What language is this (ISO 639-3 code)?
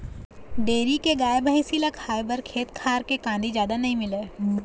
hne